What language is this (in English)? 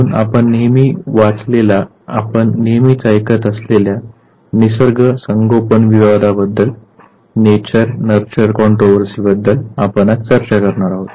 Marathi